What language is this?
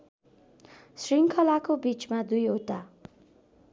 Nepali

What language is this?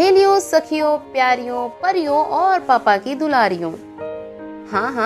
Hindi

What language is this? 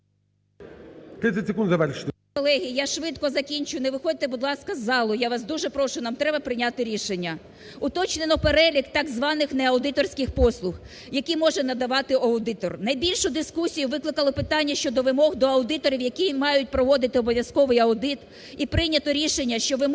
Ukrainian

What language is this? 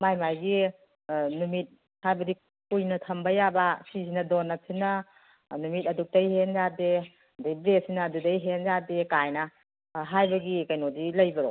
Manipuri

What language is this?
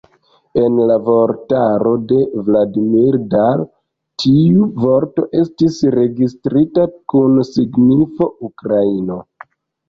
Esperanto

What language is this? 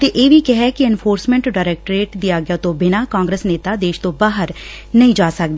Punjabi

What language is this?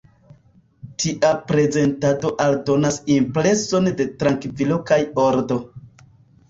Esperanto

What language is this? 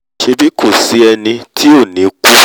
Yoruba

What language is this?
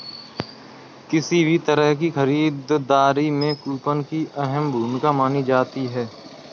Hindi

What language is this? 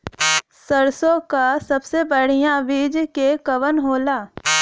Bhojpuri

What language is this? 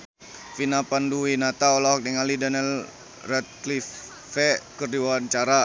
Sundanese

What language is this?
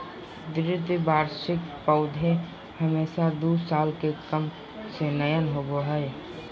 Magahi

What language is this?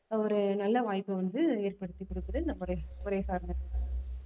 Tamil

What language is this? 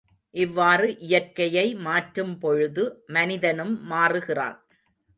Tamil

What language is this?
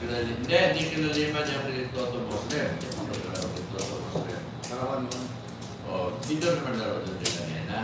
Filipino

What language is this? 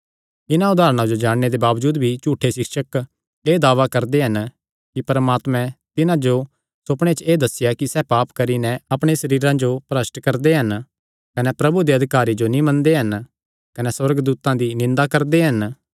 Kangri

